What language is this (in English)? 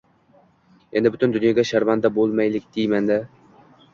Uzbek